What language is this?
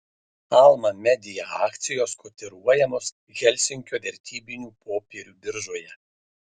Lithuanian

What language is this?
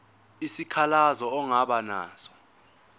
Zulu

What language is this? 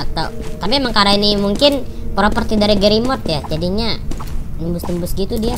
Indonesian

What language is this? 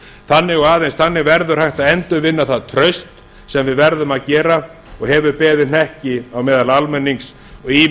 Icelandic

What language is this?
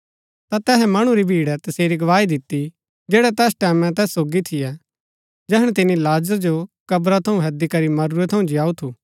Gaddi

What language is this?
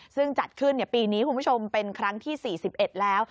Thai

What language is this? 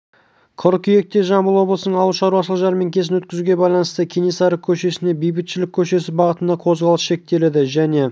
Kazakh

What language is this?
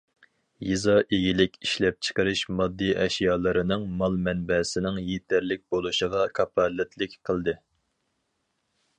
Uyghur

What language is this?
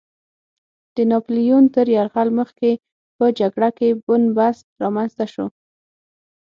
Pashto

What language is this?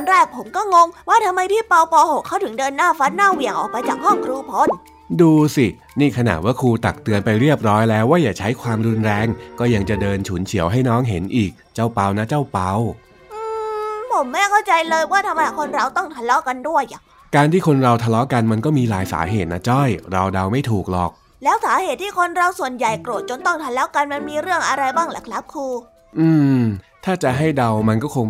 Thai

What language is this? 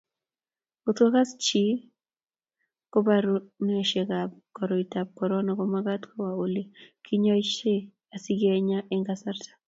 Kalenjin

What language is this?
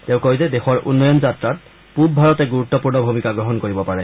Assamese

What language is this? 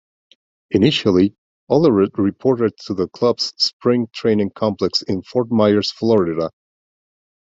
English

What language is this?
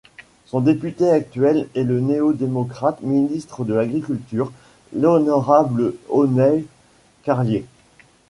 French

